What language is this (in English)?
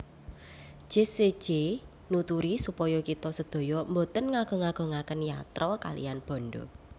Javanese